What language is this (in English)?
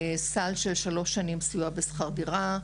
Hebrew